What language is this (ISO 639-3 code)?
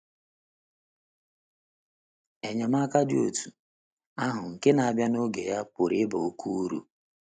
ibo